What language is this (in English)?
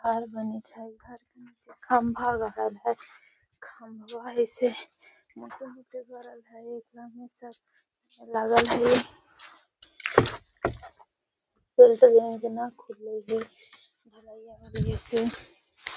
Magahi